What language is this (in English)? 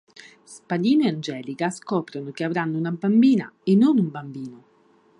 Italian